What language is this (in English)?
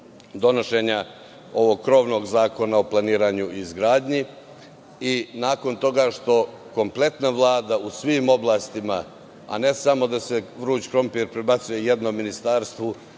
Serbian